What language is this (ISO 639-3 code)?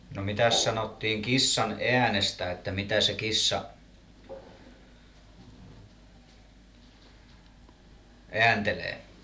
fin